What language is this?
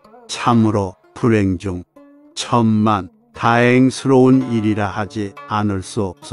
Korean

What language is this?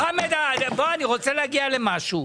Hebrew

